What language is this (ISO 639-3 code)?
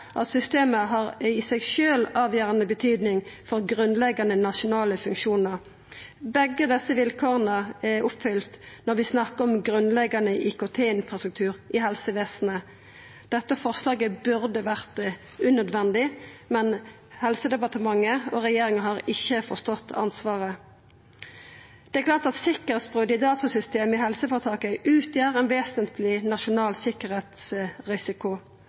nno